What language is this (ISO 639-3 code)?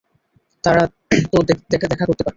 ben